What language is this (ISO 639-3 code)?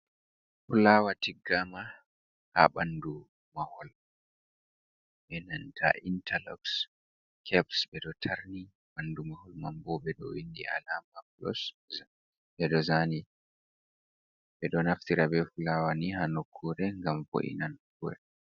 ful